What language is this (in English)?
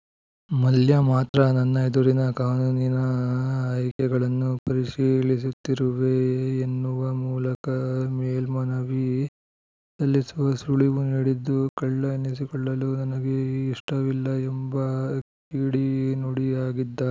Kannada